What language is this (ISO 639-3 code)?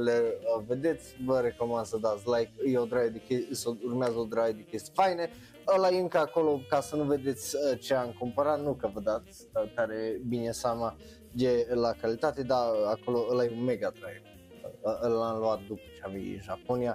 ron